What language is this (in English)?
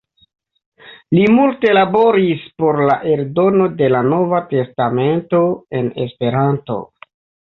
Esperanto